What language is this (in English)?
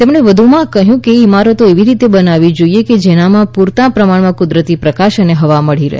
Gujarati